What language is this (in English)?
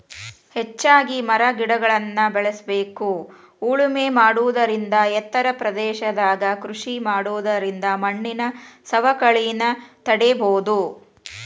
Kannada